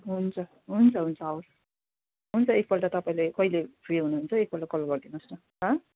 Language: Nepali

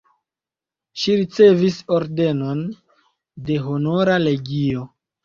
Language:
Esperanto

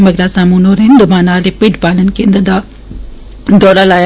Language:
Dogri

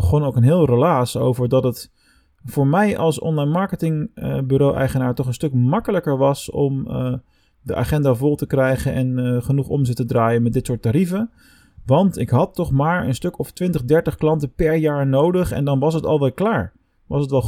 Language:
Dutch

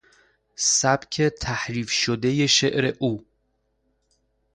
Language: Persian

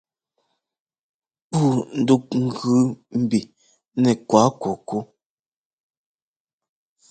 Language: Ngomba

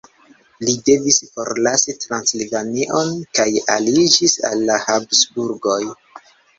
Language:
Esperanto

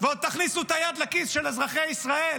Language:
Hebrew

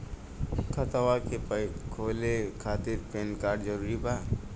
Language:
Bhojpuri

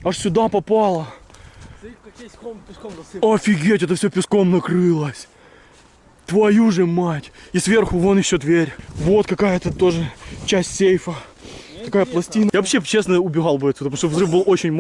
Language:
Russian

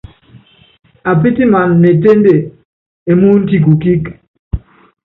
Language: Yangben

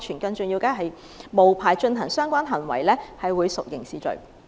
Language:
Cantonese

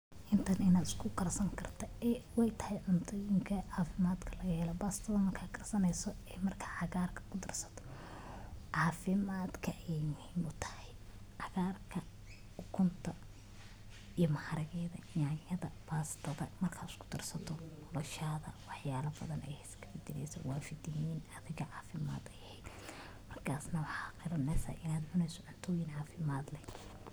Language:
Somali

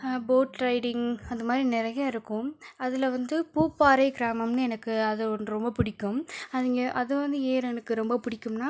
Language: Tamil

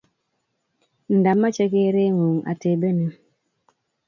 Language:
Kalenjin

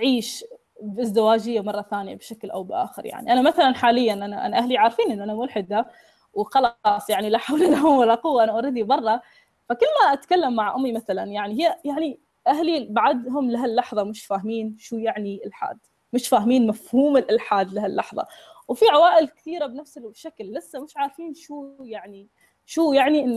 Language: Arabic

